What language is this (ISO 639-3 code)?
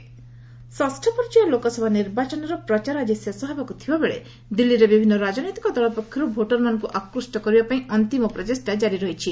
ori